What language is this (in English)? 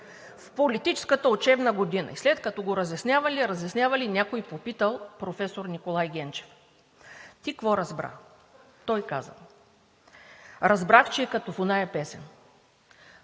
Bulgarian